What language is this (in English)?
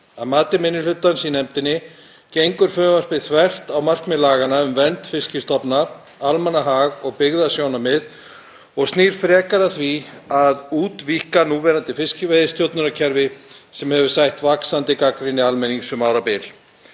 Icelandic